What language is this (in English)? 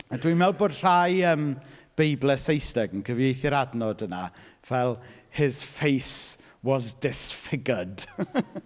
Welsh